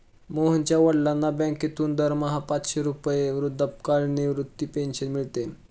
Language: Marathi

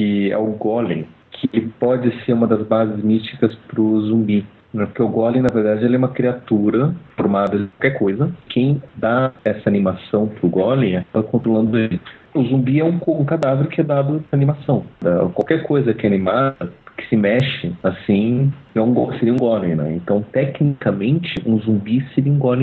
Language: Portuguese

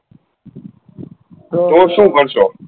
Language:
Gujarati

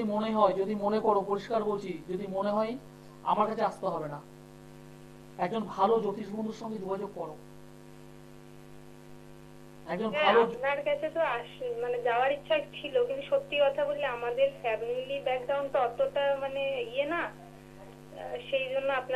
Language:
Bangla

